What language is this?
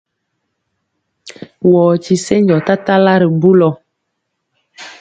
Mpiemo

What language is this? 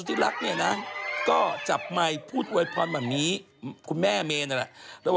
Thai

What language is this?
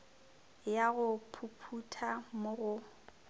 Northern Sotho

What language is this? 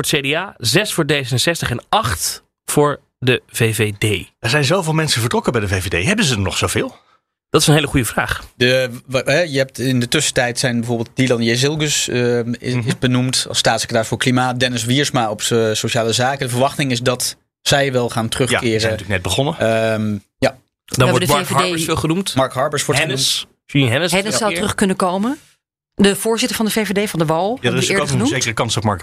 Dutch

